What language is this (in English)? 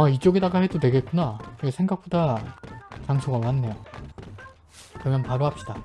Korean